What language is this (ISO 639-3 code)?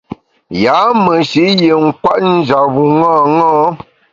bax